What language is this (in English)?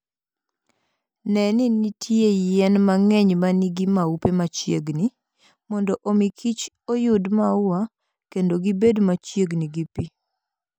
Luo (Kenya and Tanzania)